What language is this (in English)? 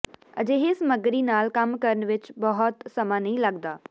Punjabi